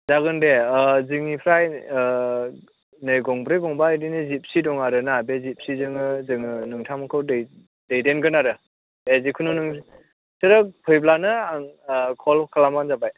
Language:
Bodo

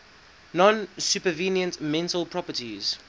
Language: English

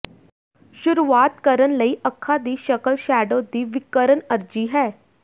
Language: Punjabi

